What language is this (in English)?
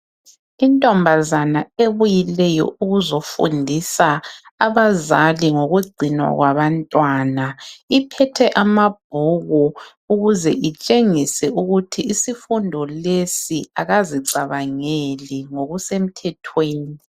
North Ndebele